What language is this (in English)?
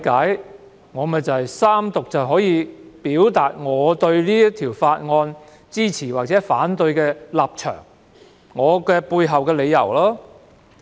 Cantonese